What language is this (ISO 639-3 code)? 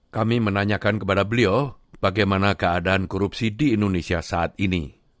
ind